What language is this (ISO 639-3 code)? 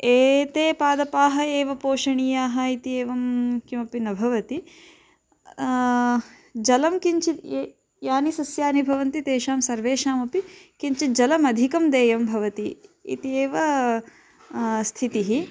san